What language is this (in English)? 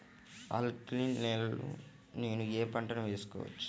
Telugu